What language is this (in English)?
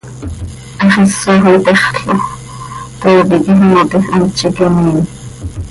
Seri